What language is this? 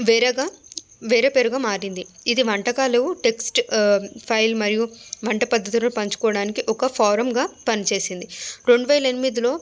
Telugu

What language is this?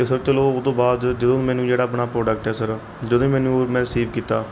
Punjabi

